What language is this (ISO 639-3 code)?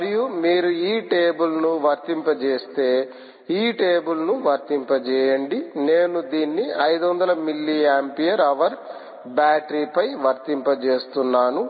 tel